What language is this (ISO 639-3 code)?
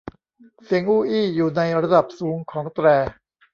tha